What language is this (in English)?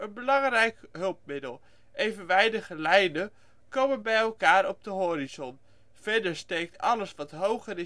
Dutch